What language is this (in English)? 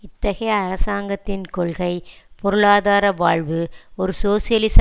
Tamil